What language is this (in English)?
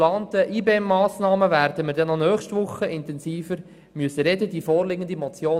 Swiss German